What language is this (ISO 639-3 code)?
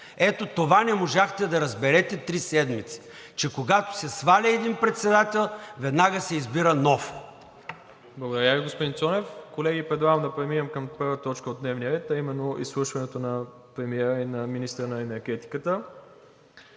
bul